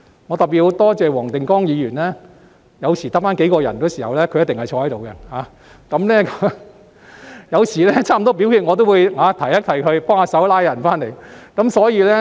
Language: Cantonese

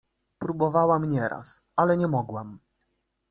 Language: Polish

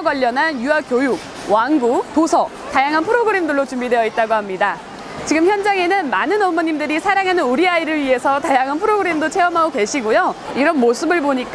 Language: Korean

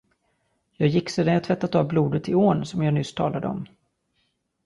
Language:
Swedish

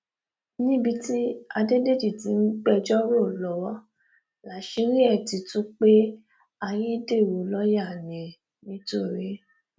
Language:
Yoruba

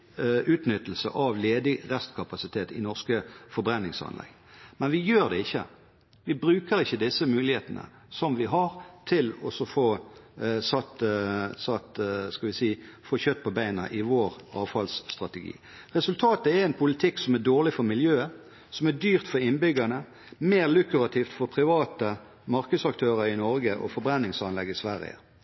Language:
Norwegian Bokmål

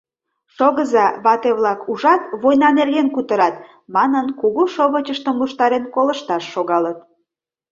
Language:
Mari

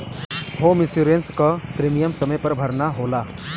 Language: Bhojpuri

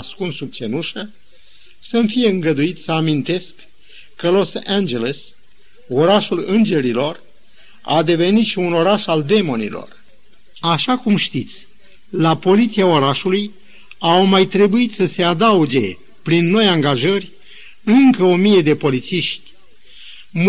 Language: Romanian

